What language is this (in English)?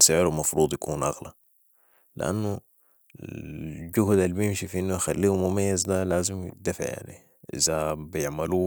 Sudanese Arabic